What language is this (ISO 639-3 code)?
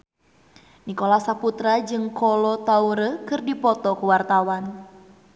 sun